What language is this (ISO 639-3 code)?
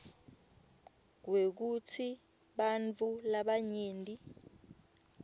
ssw